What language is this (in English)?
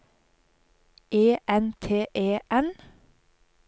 Norwegian